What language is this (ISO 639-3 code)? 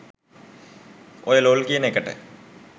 sin